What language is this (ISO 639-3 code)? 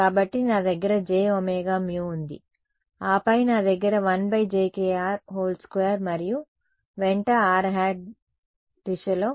tel